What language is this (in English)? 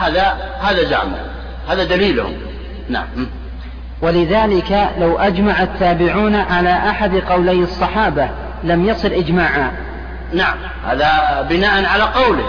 Arabic